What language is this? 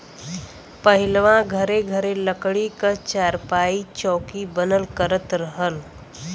Bhojpuri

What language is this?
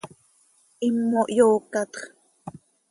Seri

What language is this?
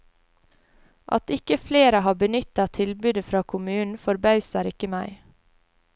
Norwegian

